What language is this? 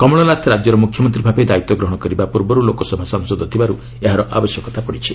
Odia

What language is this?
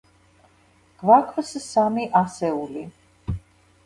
Georgian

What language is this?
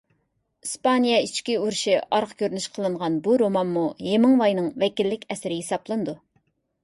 Uyghur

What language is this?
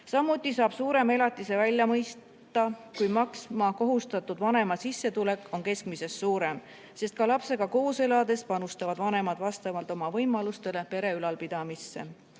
Estonian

